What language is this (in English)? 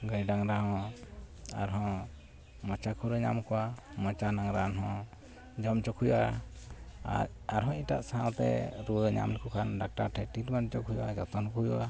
Santali